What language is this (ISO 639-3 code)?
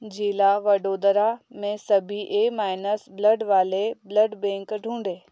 hin